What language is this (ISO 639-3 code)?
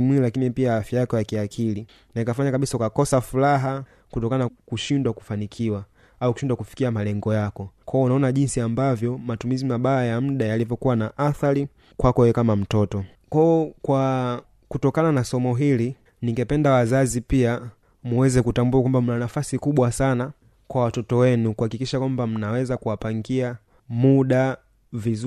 swa